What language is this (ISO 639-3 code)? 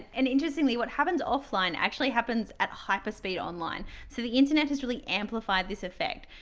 eng